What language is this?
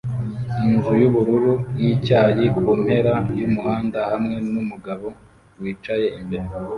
Kinyarwanda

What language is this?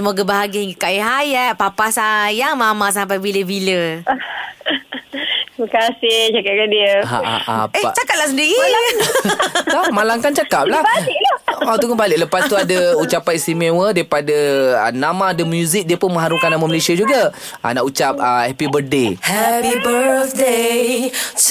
Malay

